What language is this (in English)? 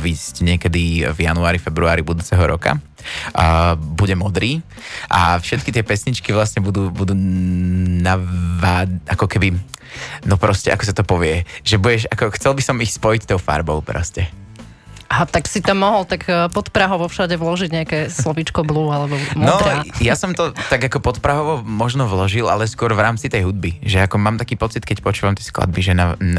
Slovak